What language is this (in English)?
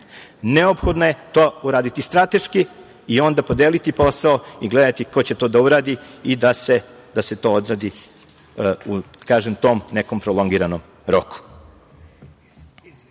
Serbian